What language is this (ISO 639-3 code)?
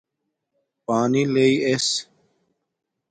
dmk